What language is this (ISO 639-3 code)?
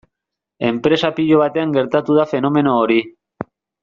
eus